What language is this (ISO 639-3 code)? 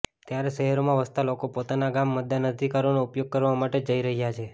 guj